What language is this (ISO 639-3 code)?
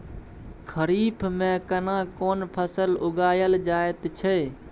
mai